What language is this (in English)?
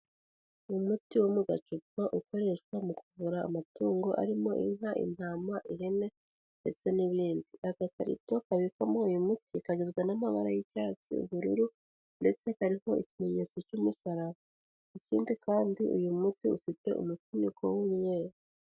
Kinyarwanda